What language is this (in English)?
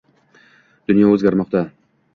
Uzbek